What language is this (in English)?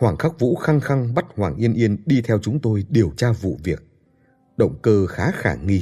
Vietnamese